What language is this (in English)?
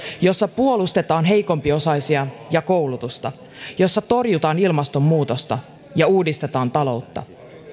Finnish